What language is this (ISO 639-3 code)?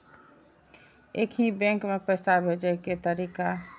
mai